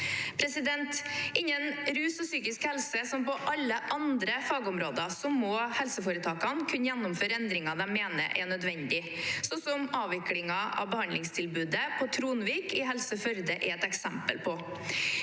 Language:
Norwegian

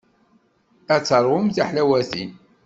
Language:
Kabyle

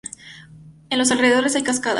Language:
Spanish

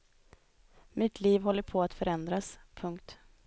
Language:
Swedish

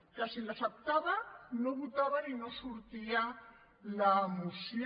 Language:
Catalan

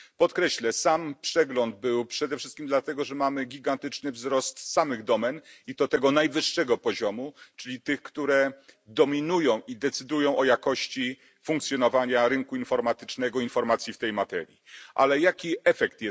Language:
Polish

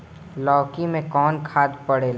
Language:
Bhojpuri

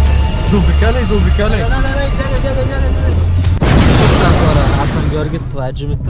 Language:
Bulgarian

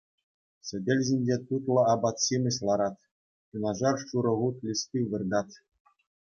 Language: Chuvash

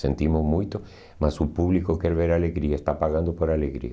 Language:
Portuguese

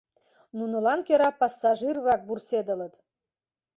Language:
Mari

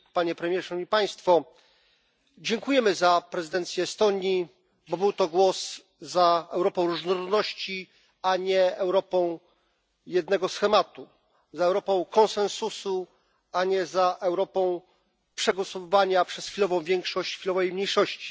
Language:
Polish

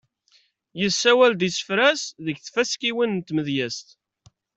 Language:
Kabyle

